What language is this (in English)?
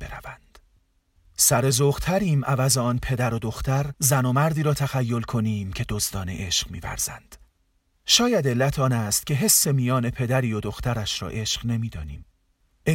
Persian